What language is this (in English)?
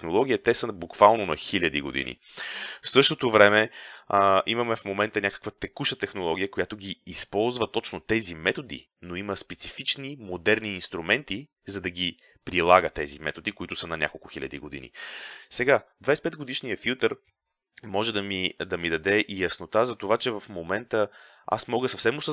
Bulgarian